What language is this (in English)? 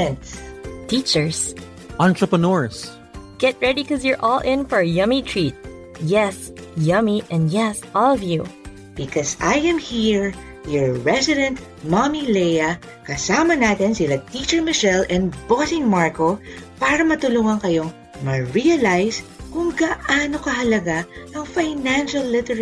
Filipino